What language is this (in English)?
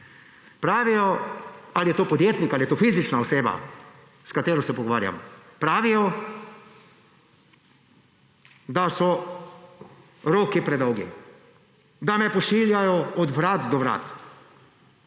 Slovenian